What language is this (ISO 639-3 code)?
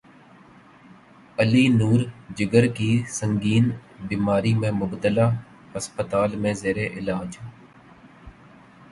urd